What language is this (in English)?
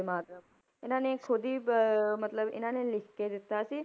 Punjabi